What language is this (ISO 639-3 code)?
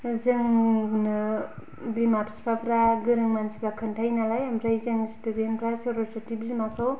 brx